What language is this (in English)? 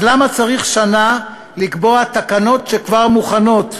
Hebrew